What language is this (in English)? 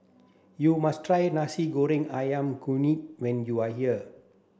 English